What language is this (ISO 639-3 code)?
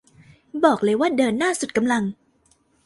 tha